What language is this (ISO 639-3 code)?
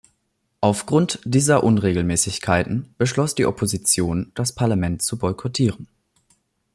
deu